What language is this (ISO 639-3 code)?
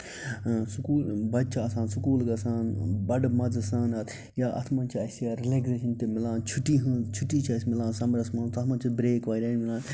kas